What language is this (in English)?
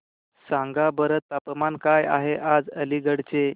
Marathi